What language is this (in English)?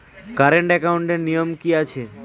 Bangla